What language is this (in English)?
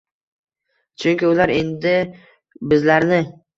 Uzbek